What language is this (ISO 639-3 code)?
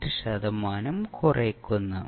mal